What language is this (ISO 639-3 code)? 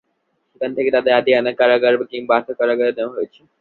ben